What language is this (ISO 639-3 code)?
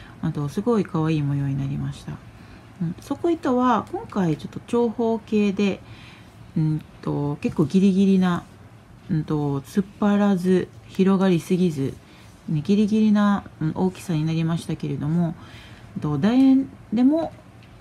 jpn